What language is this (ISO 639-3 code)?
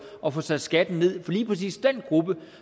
dan